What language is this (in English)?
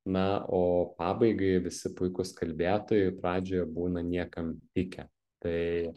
Lithuanian